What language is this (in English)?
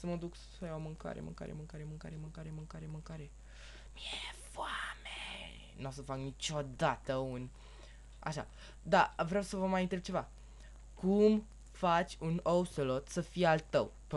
Romanian